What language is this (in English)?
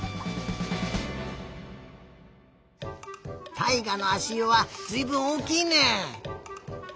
Japanese